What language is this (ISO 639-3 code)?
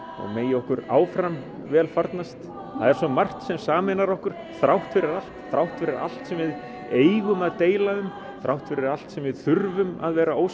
isl